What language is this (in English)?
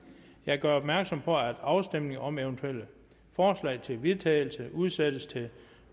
Danish